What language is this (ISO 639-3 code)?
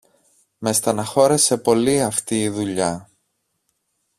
ell